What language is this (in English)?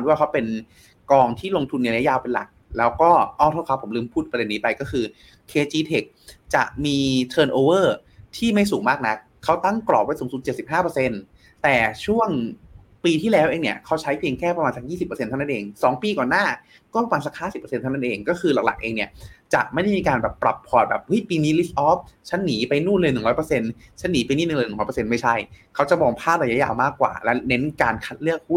Thai